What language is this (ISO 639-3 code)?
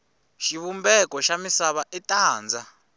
tso